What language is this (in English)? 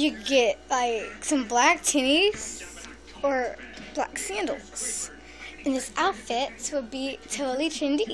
English